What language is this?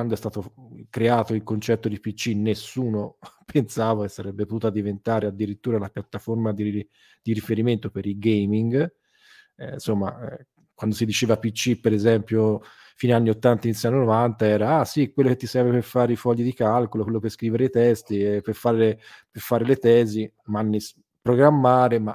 Italian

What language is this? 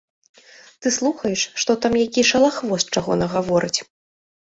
Belarusian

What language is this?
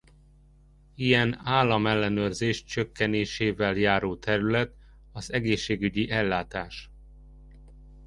Hungarian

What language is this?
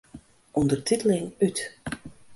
Western Frisian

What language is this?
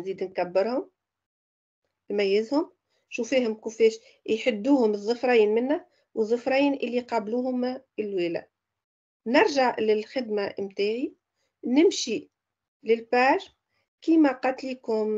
Arabic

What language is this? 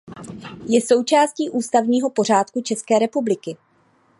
Czech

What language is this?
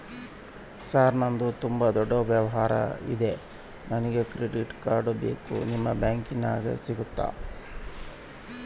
Kannada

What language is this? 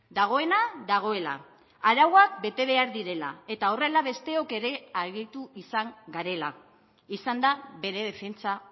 Basque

